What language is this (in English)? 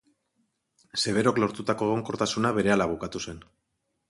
Basque